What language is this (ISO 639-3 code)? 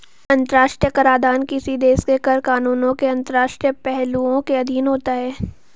hin